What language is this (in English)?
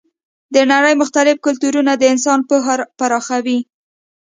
Pashto